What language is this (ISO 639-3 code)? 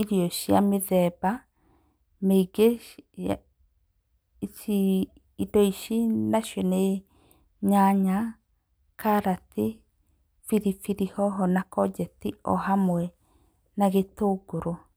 kik